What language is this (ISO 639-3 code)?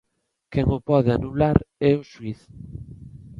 glg